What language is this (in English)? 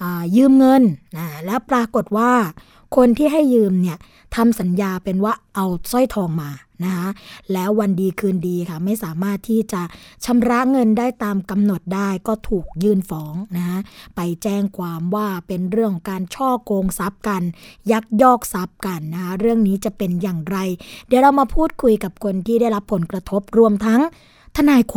Thai